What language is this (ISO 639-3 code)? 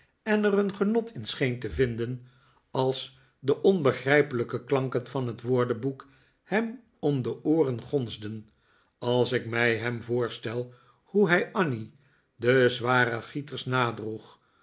nld